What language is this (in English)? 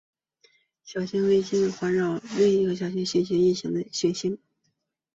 Chinese